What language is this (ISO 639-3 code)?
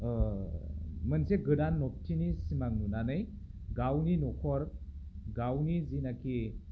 brx